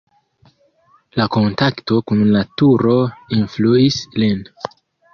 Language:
Esperanto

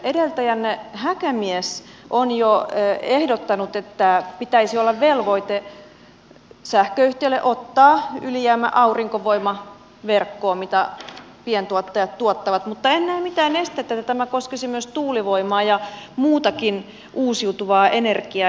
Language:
Finnish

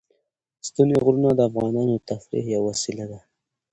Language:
Pashto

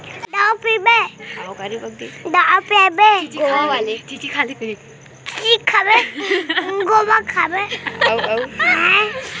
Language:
Chhattisgarhi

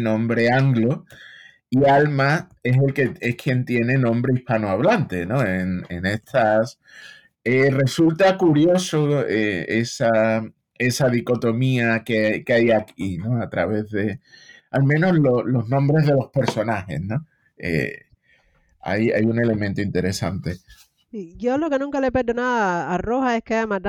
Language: Spanish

